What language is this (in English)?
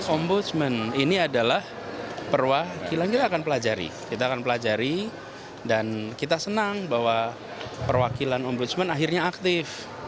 Indonesian